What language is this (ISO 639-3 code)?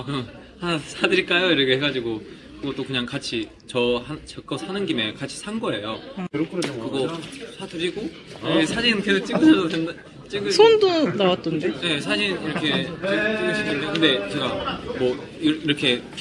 kor